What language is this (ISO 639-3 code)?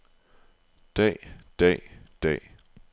dan